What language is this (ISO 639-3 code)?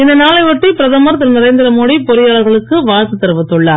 tam